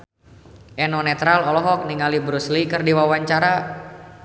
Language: Sundanese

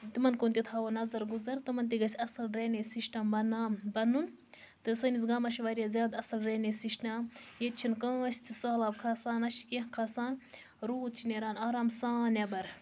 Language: Kashmiri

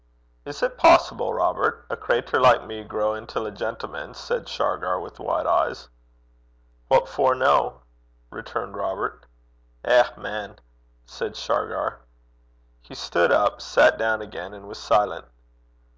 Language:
English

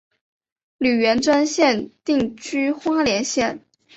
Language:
Chinese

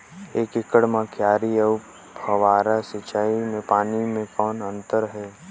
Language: Chhattisgarhi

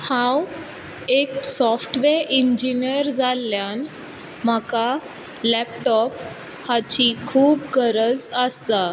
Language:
Konkani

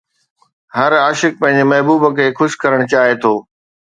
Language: Sindhi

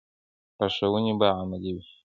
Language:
Pashto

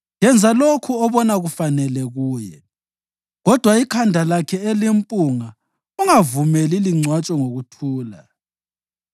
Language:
North Ndebele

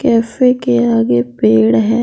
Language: Hindi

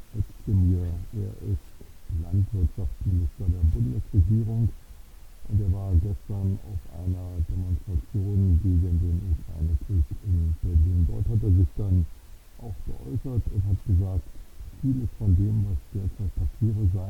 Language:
German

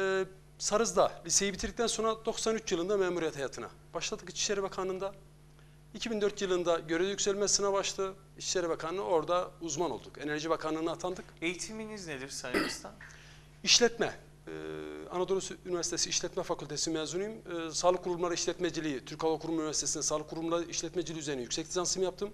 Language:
Turkish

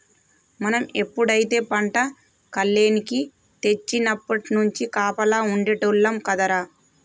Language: Telugu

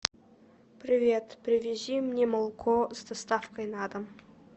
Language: Russian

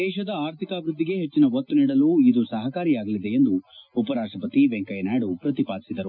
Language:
Kannada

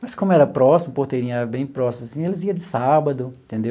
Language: Portuguese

